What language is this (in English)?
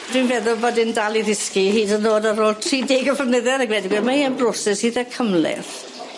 Welsh